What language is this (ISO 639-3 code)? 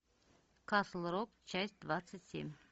rus